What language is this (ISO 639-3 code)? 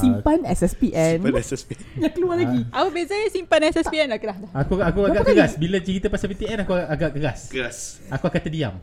msa